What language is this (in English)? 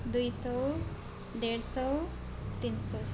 Nepali